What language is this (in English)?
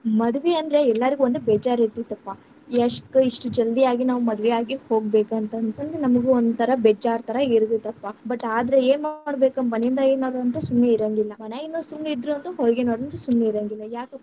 Kannada